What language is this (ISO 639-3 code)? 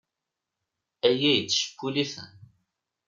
kab